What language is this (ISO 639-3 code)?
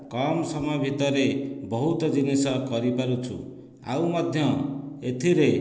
ori